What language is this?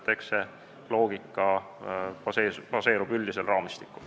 Estonian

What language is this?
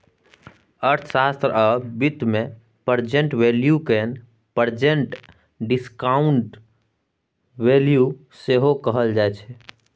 Maithili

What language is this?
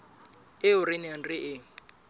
Southern Sotho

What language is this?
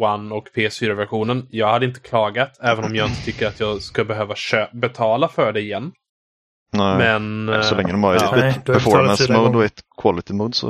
Swedish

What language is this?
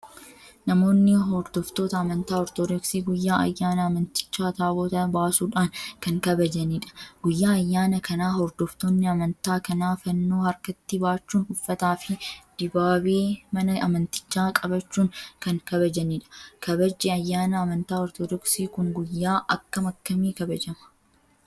Oromo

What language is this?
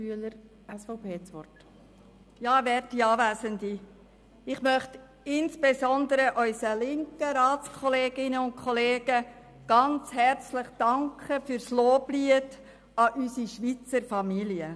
Swiss German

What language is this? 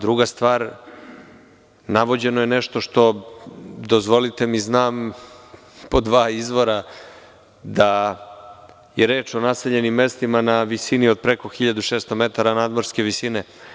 Serbian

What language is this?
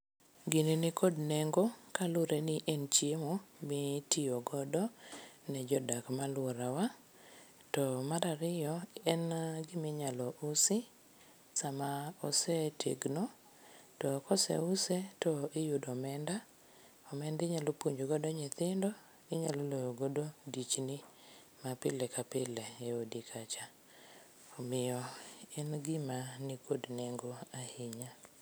Luo (Kenya and Tanzania)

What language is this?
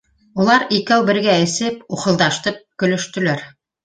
Bashkir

